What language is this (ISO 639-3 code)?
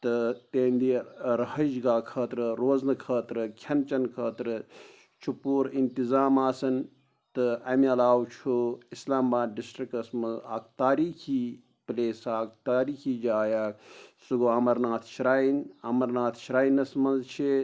kas